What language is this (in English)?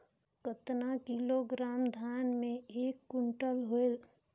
Chhattisgarhi